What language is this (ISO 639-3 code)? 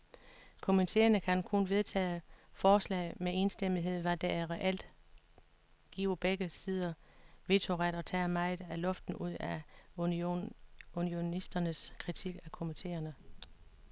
dan